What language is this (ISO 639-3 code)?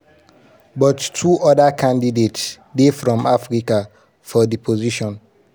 pcm